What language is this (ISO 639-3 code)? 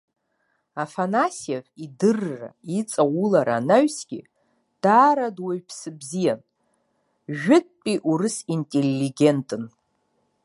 abk